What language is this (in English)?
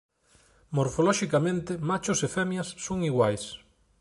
Galician